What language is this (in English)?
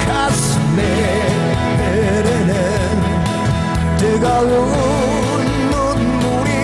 Korean